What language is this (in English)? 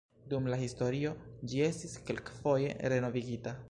Esperanto